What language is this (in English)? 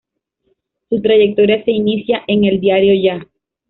Spanish